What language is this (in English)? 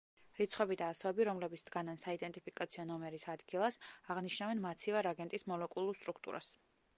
Georgian